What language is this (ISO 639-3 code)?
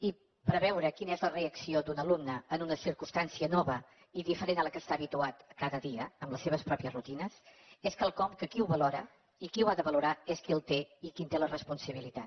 cat